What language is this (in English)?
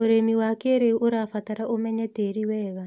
Kikuyu